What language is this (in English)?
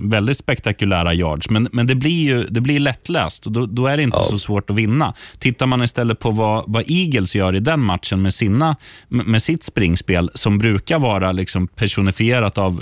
Swedish